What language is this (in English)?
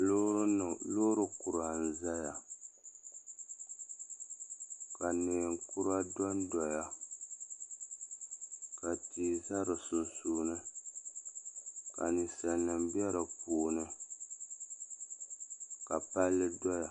Dagbani